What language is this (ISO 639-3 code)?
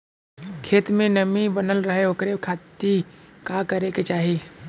bho